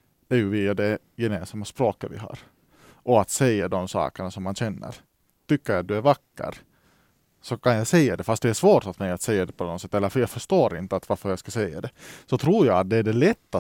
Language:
Swedish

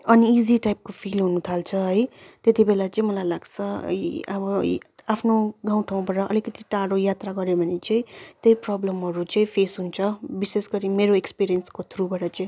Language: Nepali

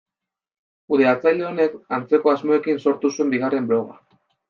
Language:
Basque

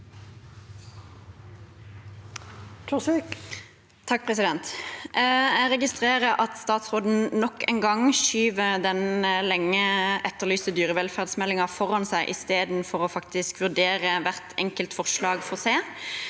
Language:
Norwegian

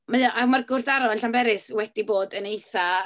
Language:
Welsh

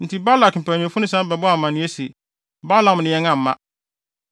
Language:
Akan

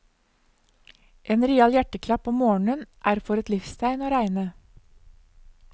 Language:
Norwegian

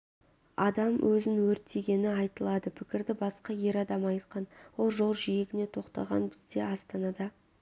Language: Kazakh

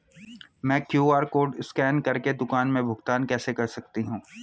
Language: Hindi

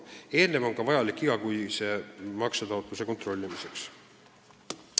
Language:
Estonian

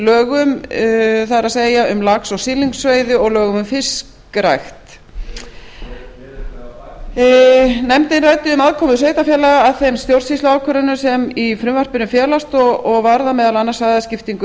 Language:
Icelandic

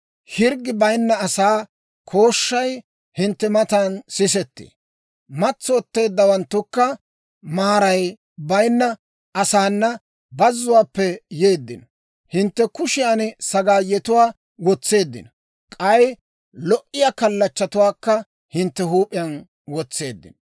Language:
Dawro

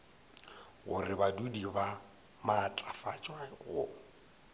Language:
Northern Sotho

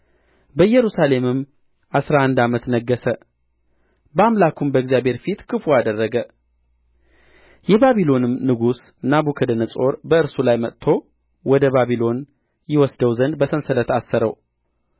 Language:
Amharic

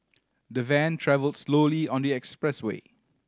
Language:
English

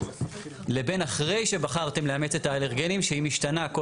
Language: Hebrew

